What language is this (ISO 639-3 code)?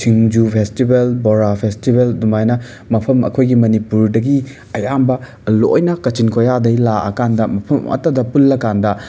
mni